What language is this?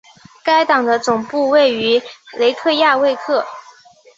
Chinese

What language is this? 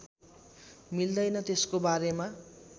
Nepali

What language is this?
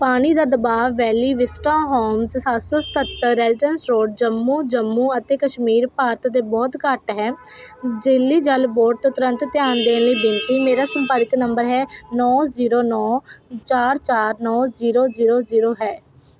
Punjabi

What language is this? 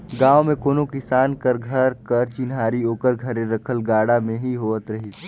Chhattisgarhi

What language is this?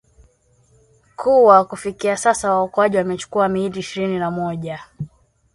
Swahili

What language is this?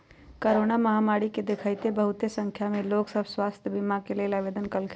Magahi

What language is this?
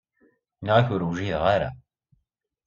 Kabyle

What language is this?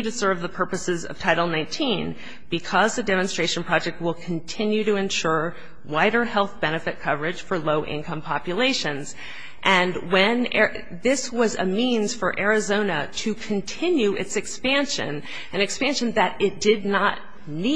English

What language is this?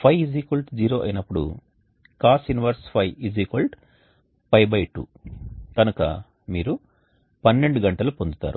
Telugu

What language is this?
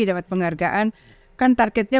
Indonesian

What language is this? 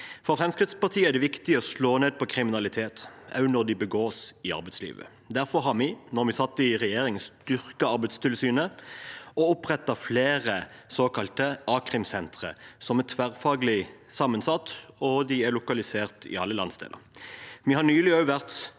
Norwegian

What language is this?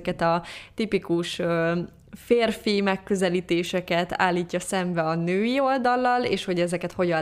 Hungarian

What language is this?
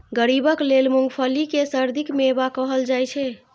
Maithili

